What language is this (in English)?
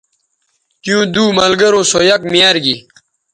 Bateri